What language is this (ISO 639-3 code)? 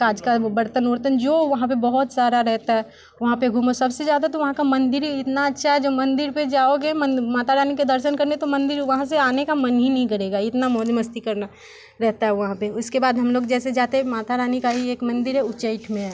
hin